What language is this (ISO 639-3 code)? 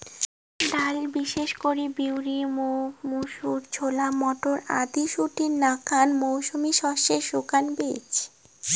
ben